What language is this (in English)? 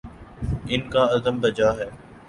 Urdu